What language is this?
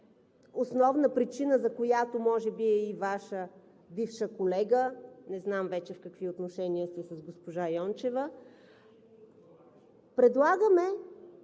Bulgarian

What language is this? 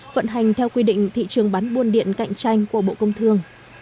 Vietnamese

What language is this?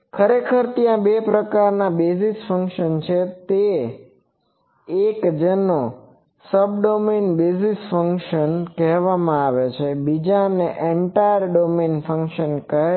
Gujarati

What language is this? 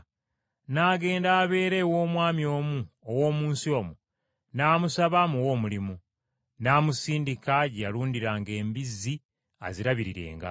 Ganda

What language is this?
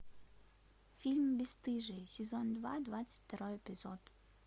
Russian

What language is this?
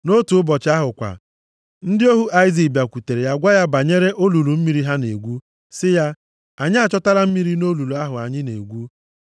Igbo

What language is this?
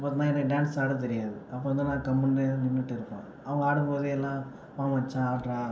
Tamil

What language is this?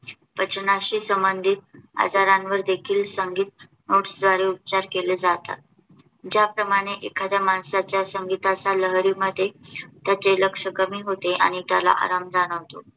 Marathi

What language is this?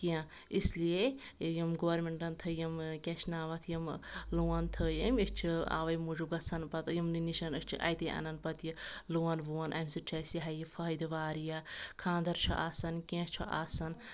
Kashmiri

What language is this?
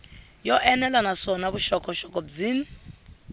Tsonga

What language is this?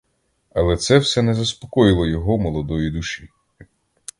Ukrainian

